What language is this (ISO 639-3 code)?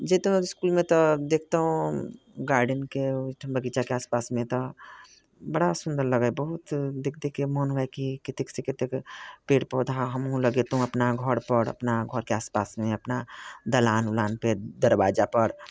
mai